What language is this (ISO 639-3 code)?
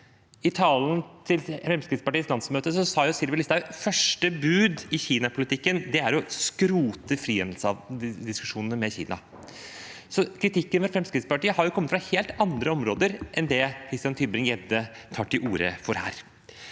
nor